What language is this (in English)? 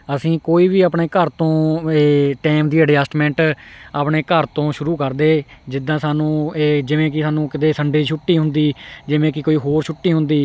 Punjabi